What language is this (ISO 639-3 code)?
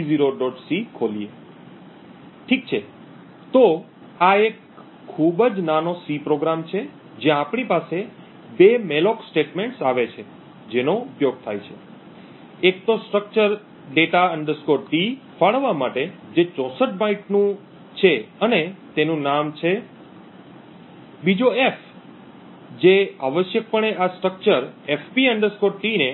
guj